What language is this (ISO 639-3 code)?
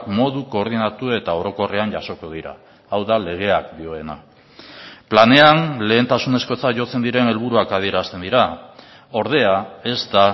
eus